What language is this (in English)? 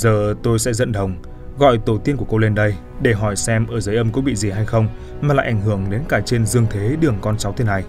Vietnamese